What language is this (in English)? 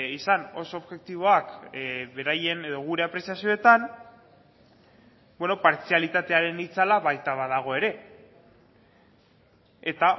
Basque